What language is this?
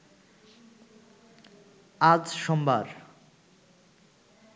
Bangla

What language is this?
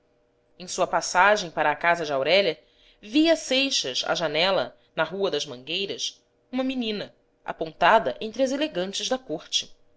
Portuguese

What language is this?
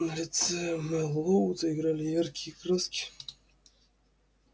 Russian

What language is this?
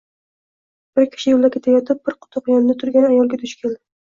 Uzbek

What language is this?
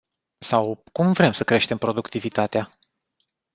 Romanian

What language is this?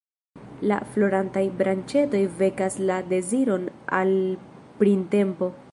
Esperanto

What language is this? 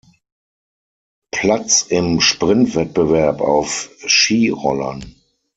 German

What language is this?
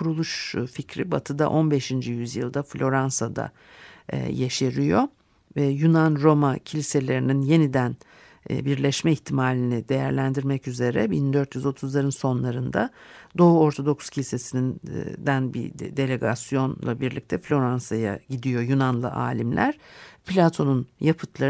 Turkish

